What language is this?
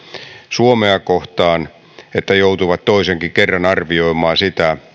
Finnish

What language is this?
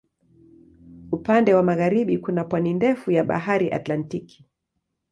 Swahili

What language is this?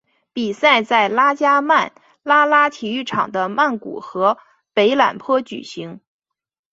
Chinese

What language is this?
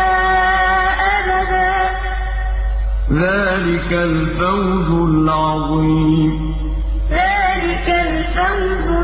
Arabic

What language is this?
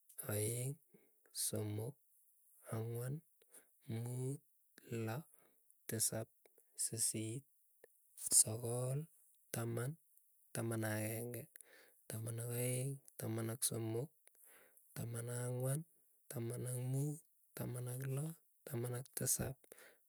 Keiyo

